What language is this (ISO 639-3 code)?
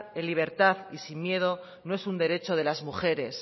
spa